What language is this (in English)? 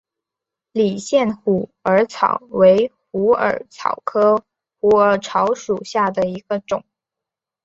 Chinese